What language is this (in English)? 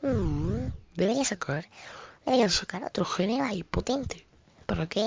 Spanish